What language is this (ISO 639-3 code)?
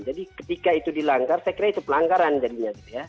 ind